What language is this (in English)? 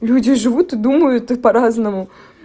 Russian